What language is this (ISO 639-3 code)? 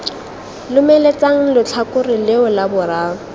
tsn